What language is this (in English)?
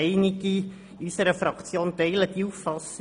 Swiss German